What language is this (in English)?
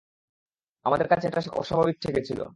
Bangla